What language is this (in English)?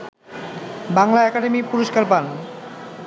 Bangla